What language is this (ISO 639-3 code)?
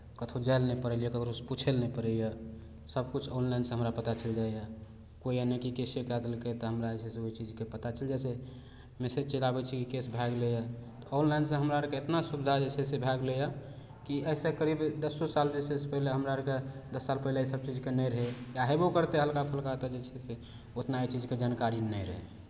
mai